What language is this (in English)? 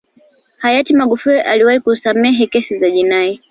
Swahili